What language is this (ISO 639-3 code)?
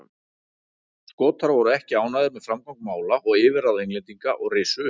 isl